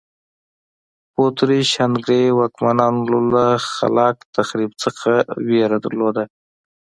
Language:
Pashto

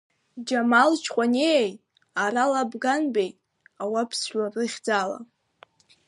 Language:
Abkhazian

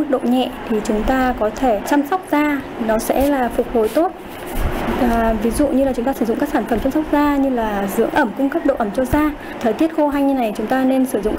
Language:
Vietnamese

